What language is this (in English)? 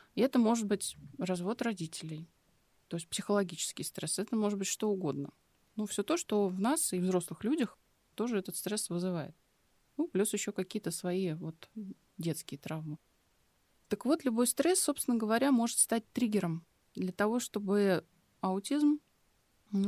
Russian